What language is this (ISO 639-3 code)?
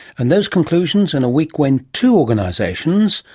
eng